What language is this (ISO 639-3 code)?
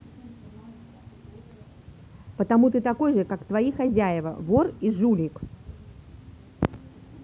rus